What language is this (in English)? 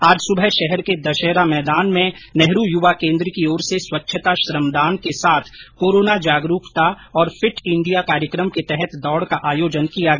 Hindi